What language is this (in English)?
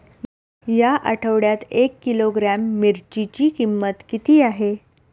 Marathi